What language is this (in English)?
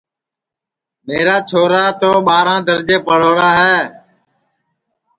Sansi